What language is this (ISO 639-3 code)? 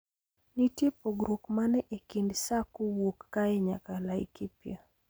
luo